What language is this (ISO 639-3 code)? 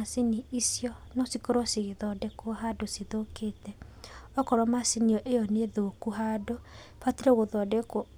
kik